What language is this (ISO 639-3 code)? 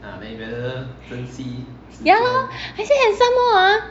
eng